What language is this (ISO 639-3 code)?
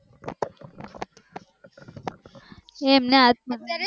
guj